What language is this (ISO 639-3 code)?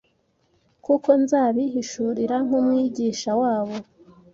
kin